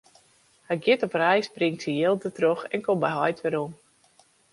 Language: Western Frisian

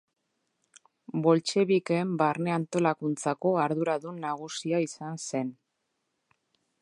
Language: Basque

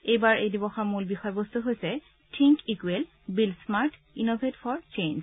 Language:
Assamese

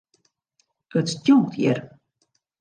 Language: Western Frisian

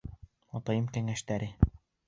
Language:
Bashkir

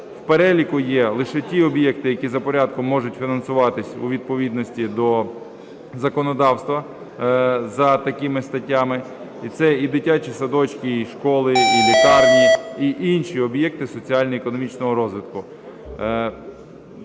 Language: Ukrainian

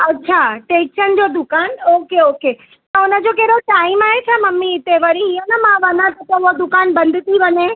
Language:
Sindhi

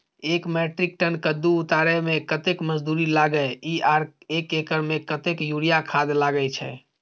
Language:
Maithili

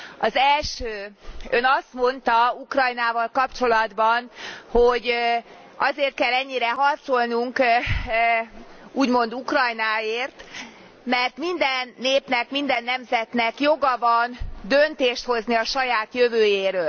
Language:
Hungarian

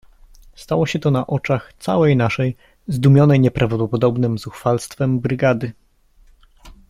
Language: Polish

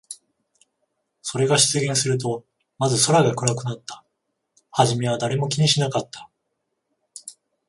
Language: Japanese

